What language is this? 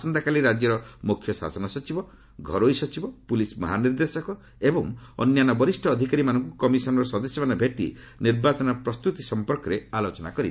Odia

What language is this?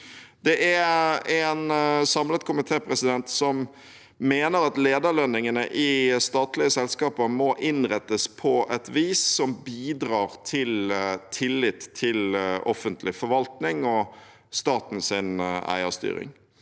Norwegian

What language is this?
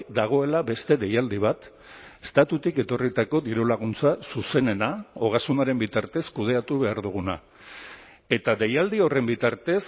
Basque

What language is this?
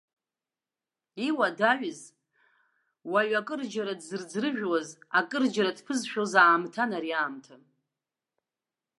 Abkhazian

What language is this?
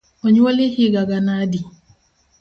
Luo (Kenya and Tanzania)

